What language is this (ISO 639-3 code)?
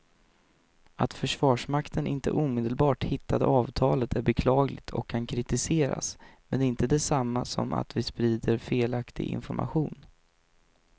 swe